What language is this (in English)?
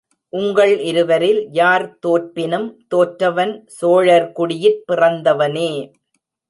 Tamil